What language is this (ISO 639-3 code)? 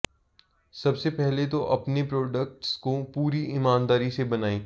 hin